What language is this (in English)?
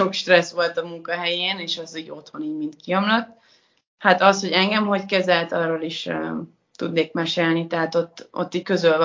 Hungarian